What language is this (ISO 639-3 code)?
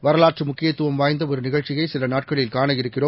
tam